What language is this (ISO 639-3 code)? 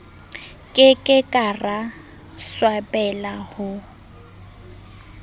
sot